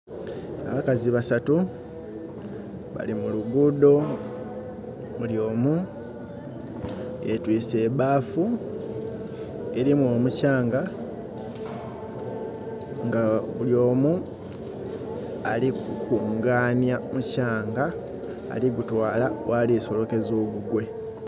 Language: Soga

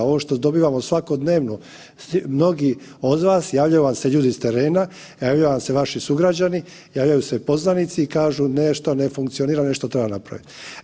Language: Croatian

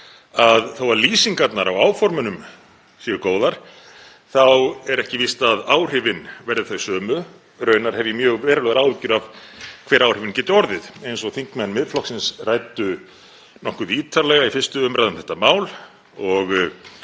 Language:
Icelandic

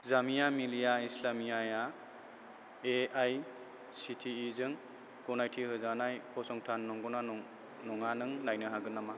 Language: Bodo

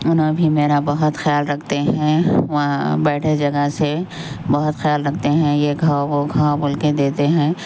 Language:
Urdu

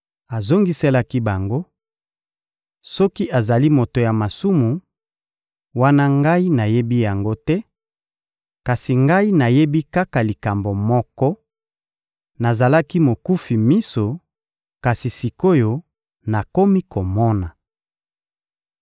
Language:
Lingala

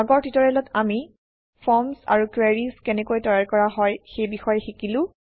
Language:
Assamese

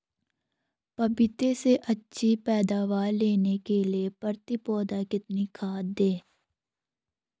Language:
Hindi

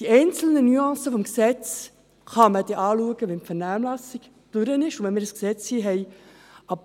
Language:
Swiss German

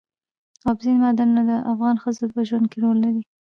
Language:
Pashto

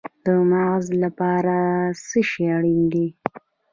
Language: Pashto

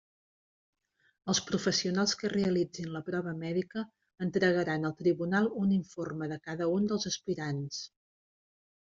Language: Catalan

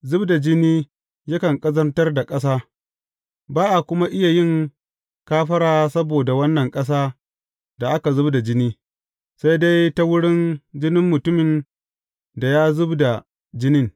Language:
Hausa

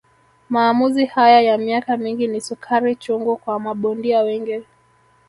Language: Swahili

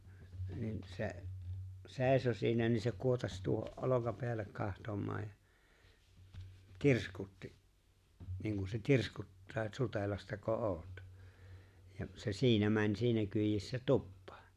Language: Finnish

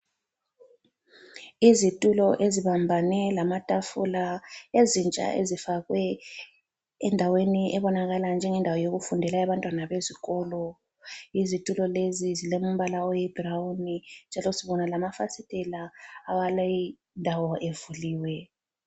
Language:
North Ndebele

